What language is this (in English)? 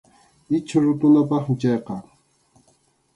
Arequipa-La Unión Quechua